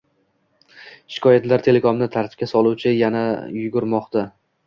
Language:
Uzbek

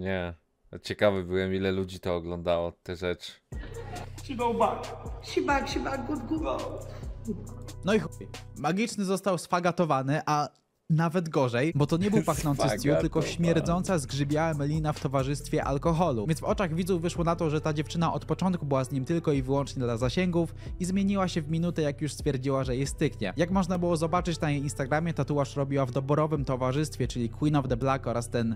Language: Polish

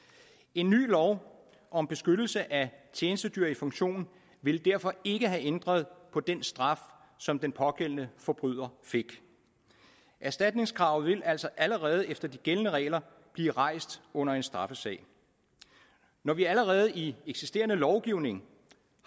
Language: Danish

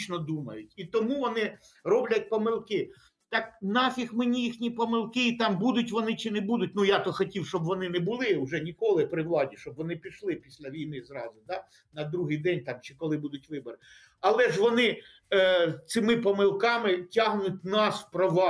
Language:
Ukrainian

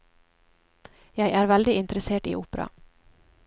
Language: Norwegian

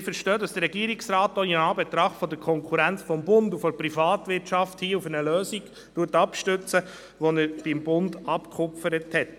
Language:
Swiss German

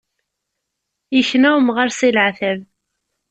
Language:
Kabyle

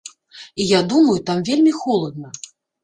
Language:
Belarusian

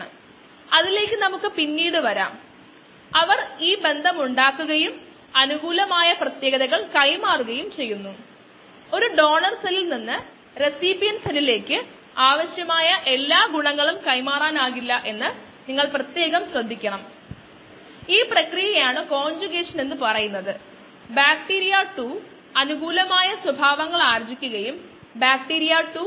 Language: Malayalam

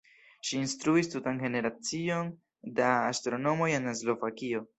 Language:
Esperanto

